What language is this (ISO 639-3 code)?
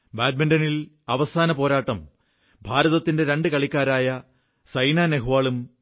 mal